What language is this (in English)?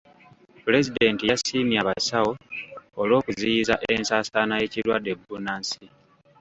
Ganda